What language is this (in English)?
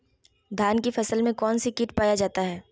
Magahi